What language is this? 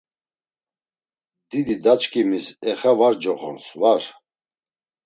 Laz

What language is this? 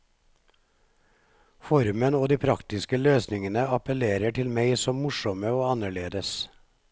Norwegian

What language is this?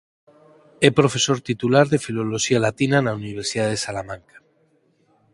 Galician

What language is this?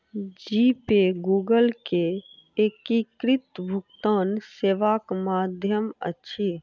Maithili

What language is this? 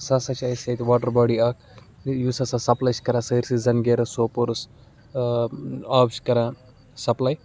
Kashmiri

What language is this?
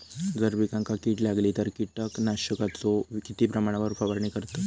Marathi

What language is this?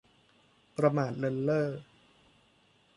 Thai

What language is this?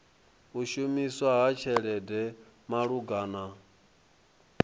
Venda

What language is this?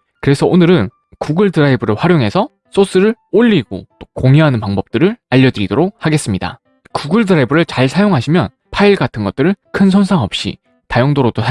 Korean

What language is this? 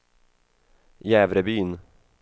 Swedish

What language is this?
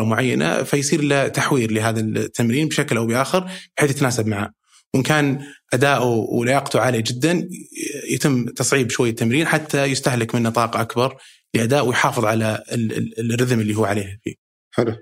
Arabic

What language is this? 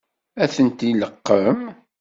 Kabyle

